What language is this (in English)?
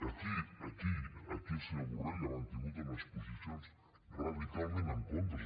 Catalan